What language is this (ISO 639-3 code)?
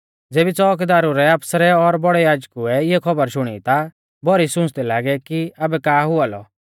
bfz